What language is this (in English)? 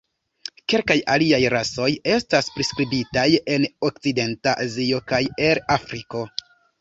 Esperanto